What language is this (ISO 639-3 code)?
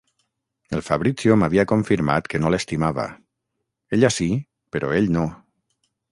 cat